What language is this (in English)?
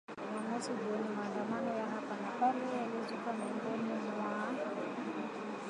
Swahili